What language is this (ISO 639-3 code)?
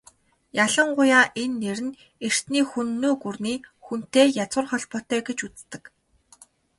mon